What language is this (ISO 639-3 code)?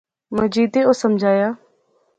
phr